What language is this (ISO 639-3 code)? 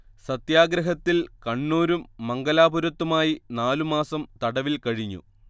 mal